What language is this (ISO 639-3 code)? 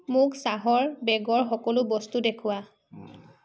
asm